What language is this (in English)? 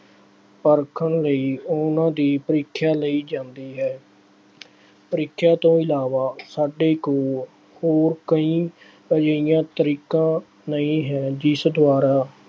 Punjabi